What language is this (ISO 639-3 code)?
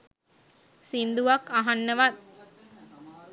sin